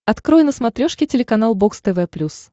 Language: Russian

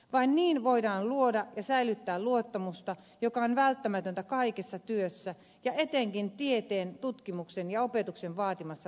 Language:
Finnish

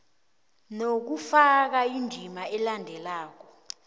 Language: South Ndebele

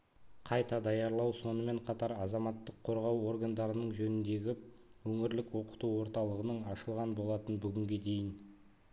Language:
Kazakh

